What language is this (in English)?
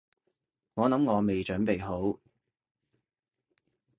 Cantonese